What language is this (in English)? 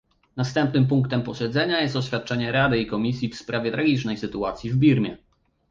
Polish